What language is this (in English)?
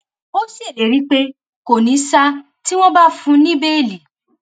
Yoruba